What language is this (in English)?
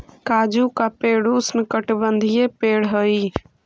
Magahi